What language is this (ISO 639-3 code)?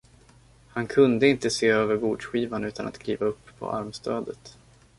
swe